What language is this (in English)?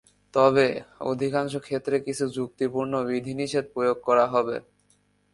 Bangla